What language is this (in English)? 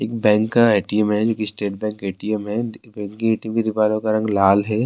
Urdu